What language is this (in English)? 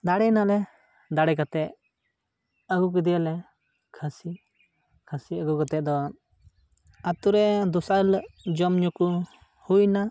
Santali